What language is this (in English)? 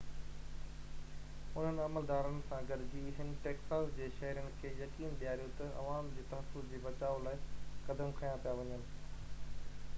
Sindhi